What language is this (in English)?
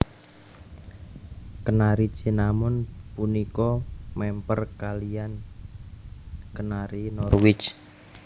Javanese